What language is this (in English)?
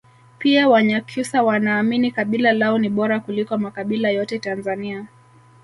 Swahili